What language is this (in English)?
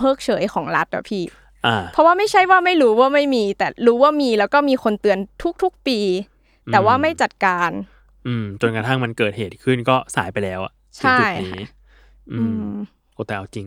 Thai